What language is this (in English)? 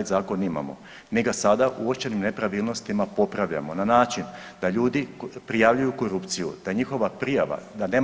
Croatian